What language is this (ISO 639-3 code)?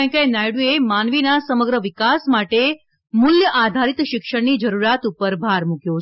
guj